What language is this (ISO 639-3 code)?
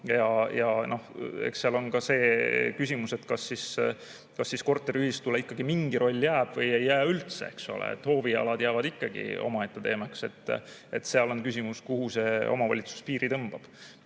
est